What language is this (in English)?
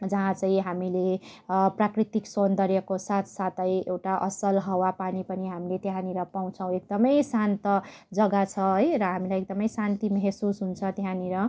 Nepali